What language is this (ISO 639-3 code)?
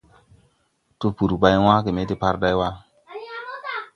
tui